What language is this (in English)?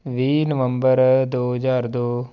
Punjabi